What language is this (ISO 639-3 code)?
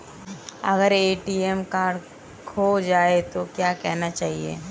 hin